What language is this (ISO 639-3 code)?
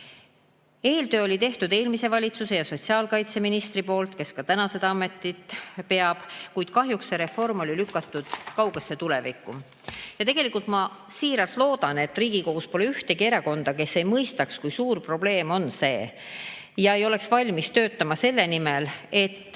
est